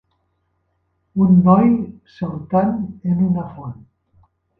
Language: Catalan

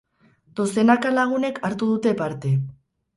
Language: Basque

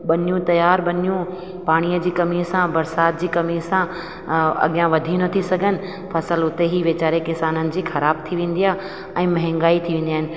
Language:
Sindhi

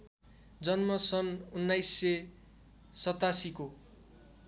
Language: Nepali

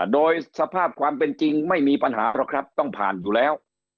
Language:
Thai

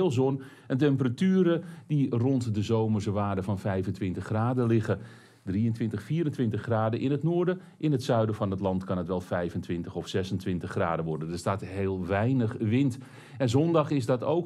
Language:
Dutch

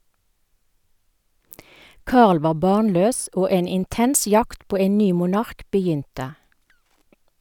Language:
Norwegian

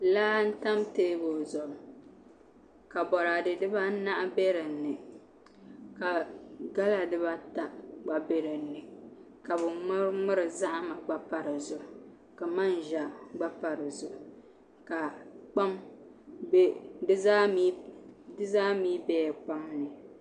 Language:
Dagbani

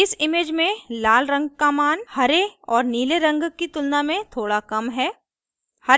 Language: Hindi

